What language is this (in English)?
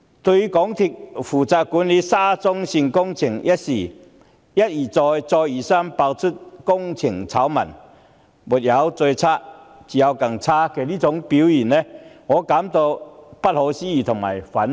Cantonese